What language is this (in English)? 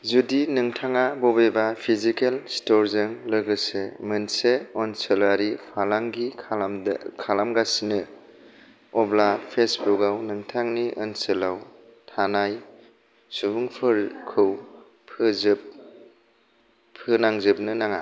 Bodo